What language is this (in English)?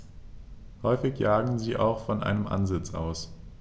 German